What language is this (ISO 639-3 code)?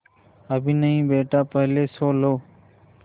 hin